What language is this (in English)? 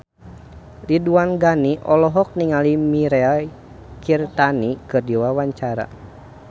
Sundanese